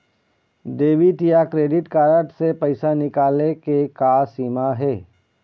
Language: Chhattisgarhi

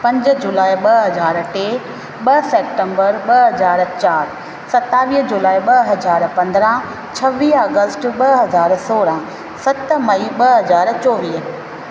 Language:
Sindhi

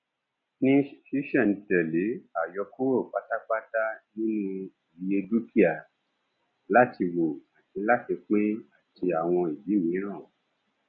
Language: Yoruba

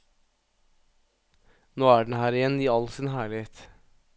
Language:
Norwegian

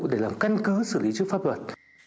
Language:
Vietnamese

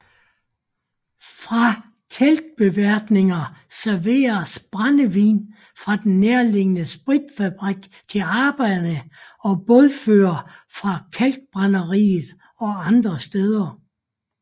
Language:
Danish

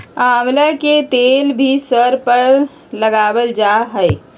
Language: Magahi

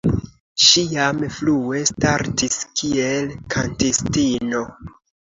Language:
Esperanto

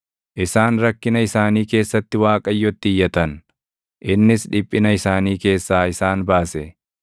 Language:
Oromo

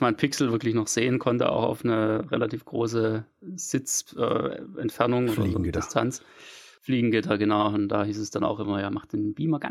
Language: German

